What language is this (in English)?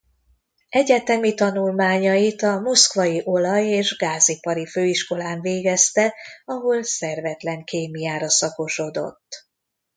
Hungarian